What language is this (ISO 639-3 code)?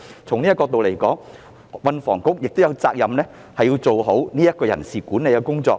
yue